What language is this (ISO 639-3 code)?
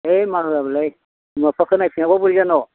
brx